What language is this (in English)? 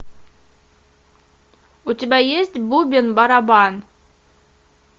Russian